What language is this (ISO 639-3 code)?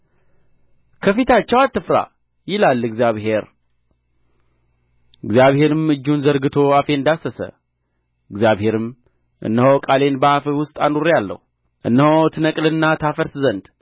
amh